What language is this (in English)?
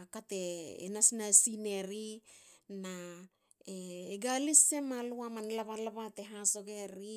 Hakö